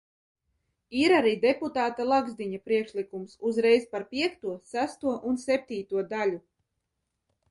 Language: Latvian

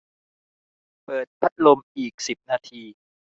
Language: Thai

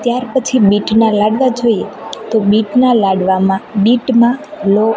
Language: Gujarati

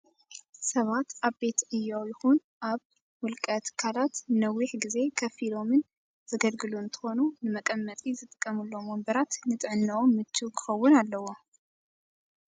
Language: Tigrinya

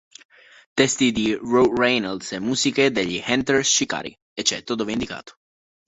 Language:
Italian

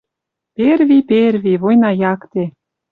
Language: Western Mari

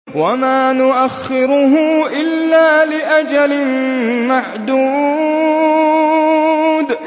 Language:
Arabic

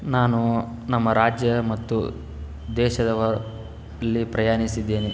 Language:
Kannada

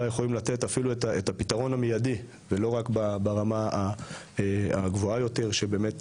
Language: Hebrew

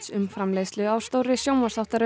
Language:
Icelandic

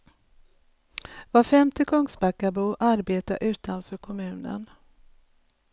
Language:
Swedish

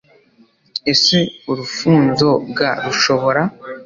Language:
Kinyarwanda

